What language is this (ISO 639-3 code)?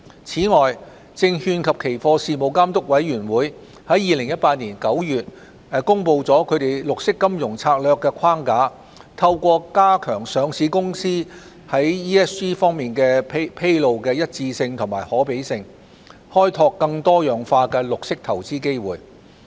yue